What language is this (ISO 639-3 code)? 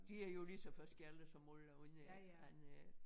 dan